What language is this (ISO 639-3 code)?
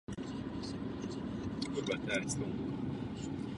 ces